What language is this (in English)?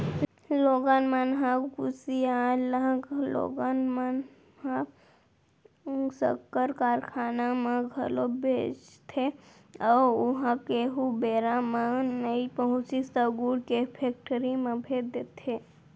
Chhattisgarhi